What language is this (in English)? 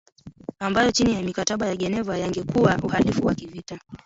Swahili